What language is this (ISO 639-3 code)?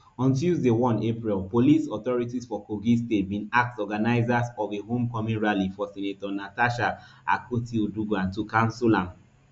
pcm